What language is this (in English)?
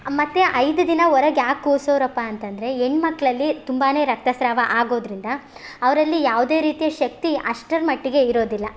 Kannada